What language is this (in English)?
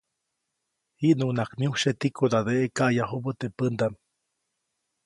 Copainalá Zoque